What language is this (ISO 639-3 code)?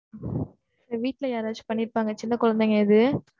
tam